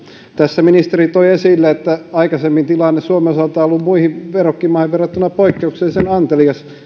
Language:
Finnish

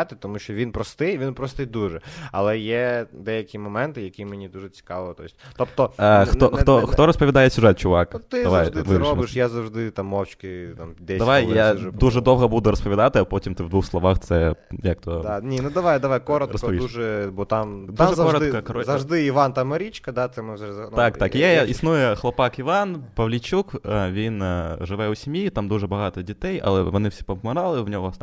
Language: Ukrainian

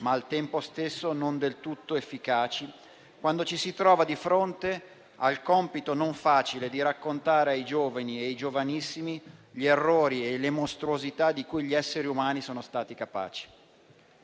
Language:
Italian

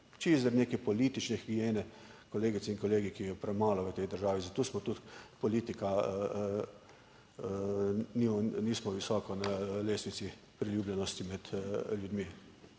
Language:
Slovenian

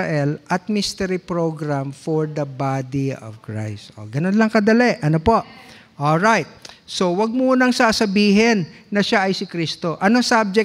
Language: Filipino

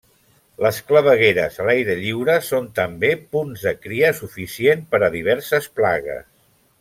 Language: Catalan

